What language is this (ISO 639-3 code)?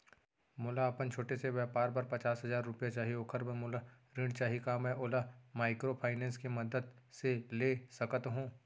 hne